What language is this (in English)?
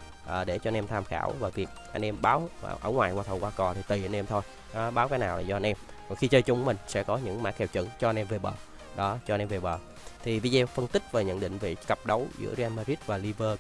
Vietnamese